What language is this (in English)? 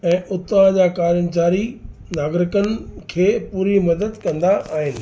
Sindhi